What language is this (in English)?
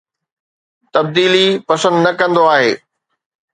Sindhi